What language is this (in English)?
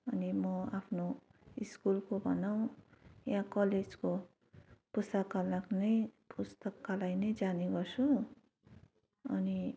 Nepali